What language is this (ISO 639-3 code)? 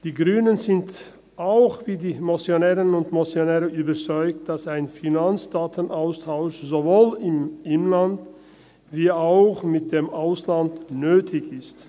gsw